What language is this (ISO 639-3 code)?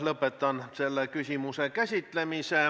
est